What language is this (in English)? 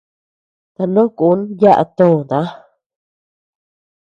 Tepeuxila Cuicatec